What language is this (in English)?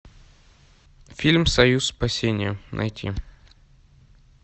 Russian